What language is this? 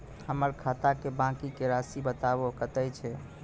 Maithili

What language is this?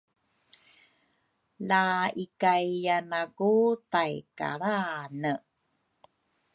Rukai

